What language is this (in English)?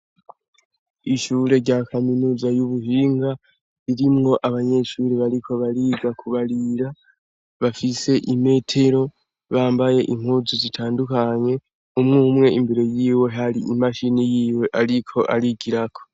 Rundi